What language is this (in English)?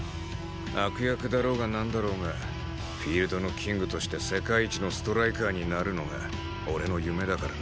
Japanese